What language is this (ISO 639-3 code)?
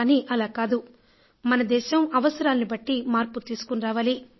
tel